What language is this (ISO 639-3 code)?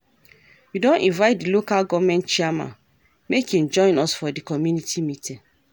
pcm